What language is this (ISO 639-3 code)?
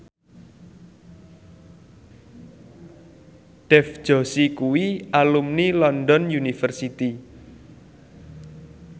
jav